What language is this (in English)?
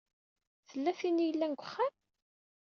Kabyle